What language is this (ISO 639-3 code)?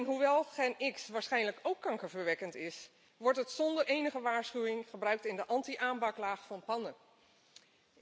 nld